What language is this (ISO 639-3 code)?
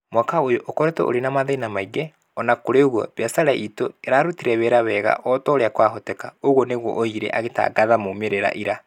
kik